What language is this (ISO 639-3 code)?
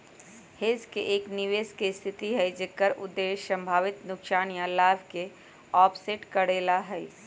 mag